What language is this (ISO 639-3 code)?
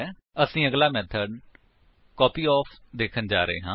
pan